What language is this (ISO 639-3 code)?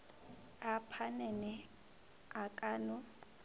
nso